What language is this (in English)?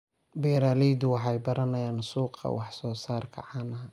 Somali